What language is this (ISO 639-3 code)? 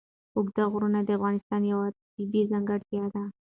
pus